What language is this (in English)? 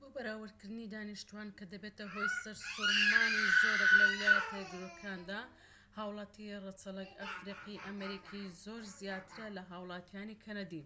Central Kurdish